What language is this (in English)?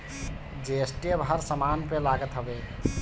Bhojpuri